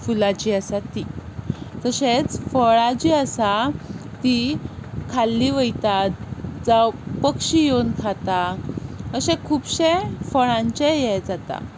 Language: Konkani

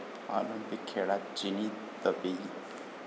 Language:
Marathi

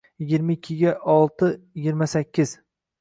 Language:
Uzbek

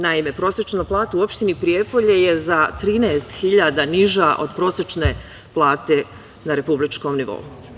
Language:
Serbian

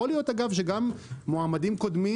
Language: Hebrew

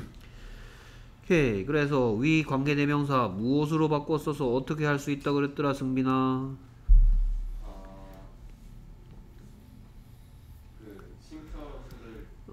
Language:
Korean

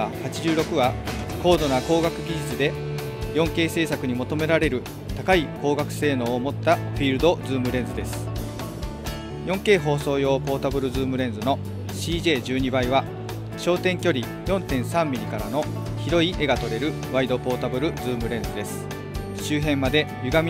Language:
Japanese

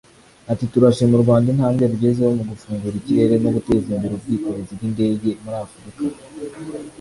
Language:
Kinyarwanda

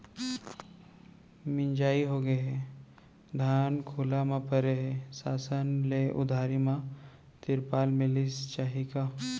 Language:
Chhattisgarhi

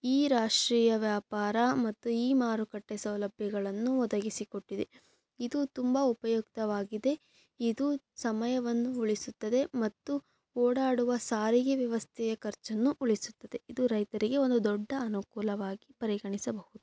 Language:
Kannada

